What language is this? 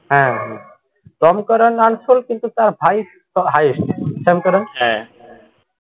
Bangla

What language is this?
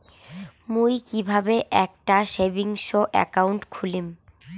Bangla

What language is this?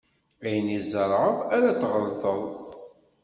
Kabyle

